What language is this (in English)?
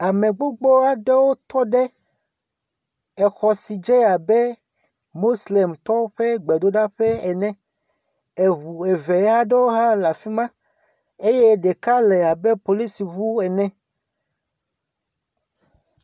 Ewe